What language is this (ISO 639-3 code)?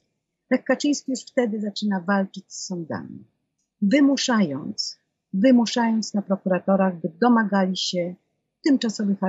pol